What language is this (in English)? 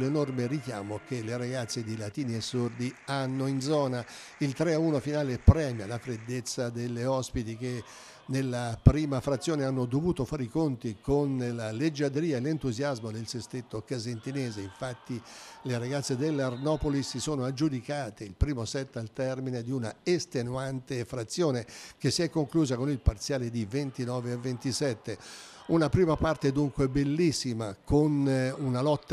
Italian